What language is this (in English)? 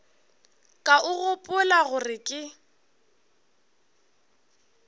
Northern Sotho